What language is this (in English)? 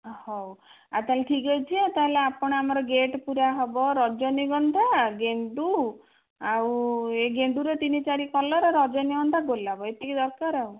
Odia